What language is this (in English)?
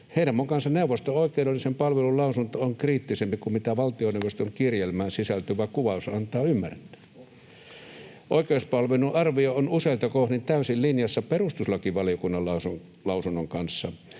Finnish